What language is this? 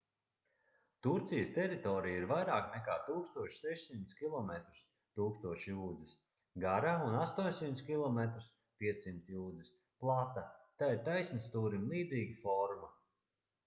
Latvian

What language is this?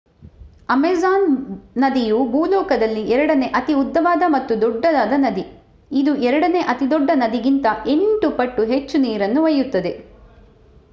Kannada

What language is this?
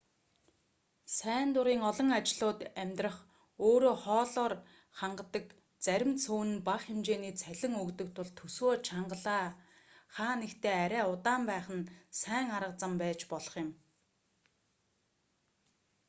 Mongolian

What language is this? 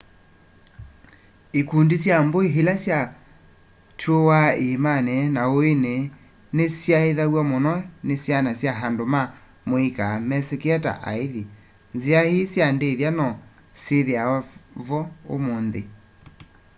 Kamba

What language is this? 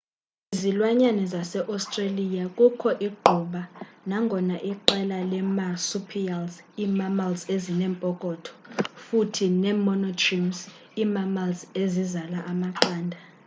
Xhosa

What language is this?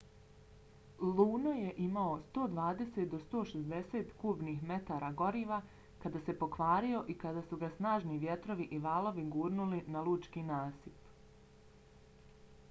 Bosnian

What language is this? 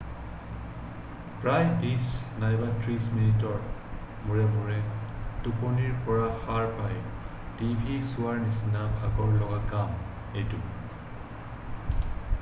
Assamese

